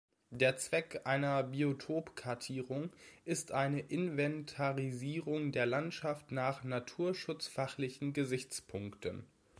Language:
German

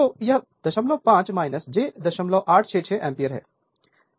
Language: Hindi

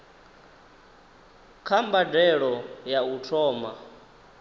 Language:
Venda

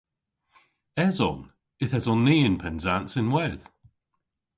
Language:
Cornish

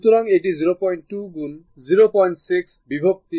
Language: Bangla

